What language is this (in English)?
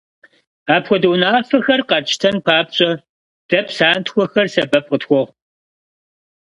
Kabardian